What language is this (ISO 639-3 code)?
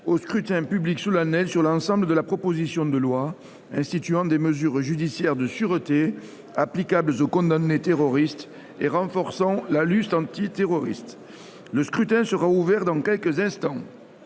fra